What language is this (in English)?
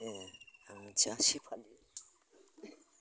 Bodo